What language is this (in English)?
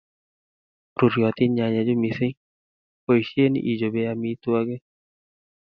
Kalenjin